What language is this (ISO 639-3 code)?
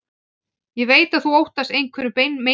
isl